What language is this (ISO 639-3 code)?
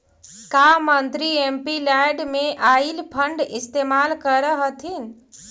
mag